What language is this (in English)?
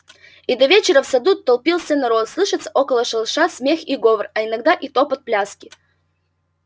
Russian